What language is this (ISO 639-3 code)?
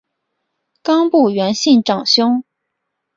zho